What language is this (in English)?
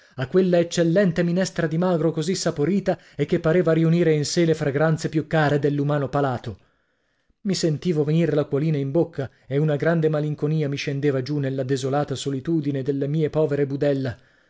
Italian